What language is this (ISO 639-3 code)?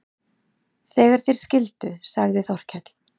isl